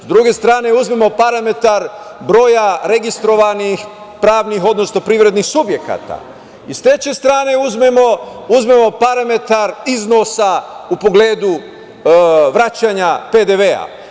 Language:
Serbian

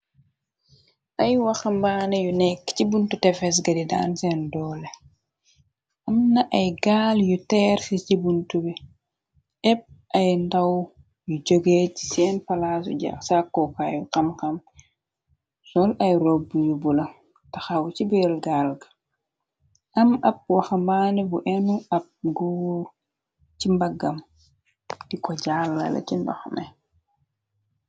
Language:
Wolof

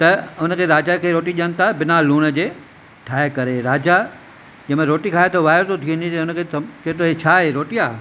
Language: Sindhi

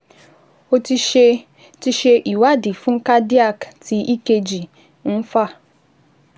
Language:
Yoruba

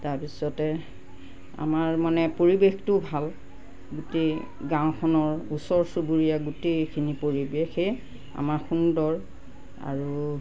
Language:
Assamese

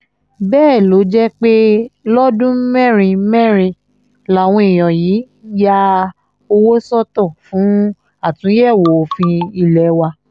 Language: Yoruba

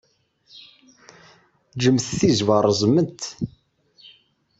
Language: Kabyle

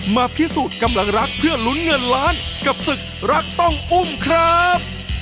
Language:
Thai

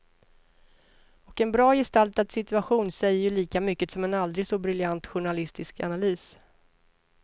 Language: Swedish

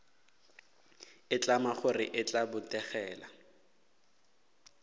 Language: Northern Sotho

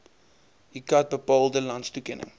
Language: Afrikaans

